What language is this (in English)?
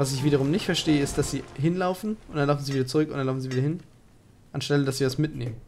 German